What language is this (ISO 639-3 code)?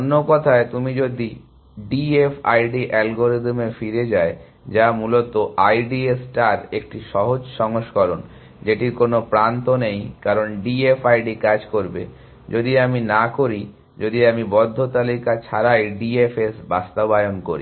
ben